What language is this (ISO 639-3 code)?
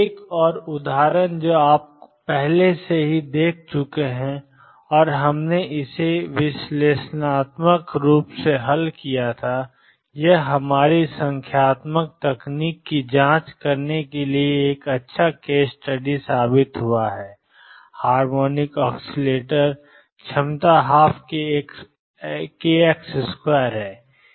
hin